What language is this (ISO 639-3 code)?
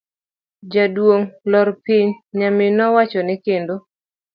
luo